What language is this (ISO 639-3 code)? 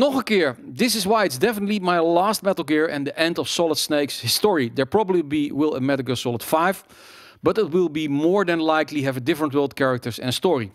nld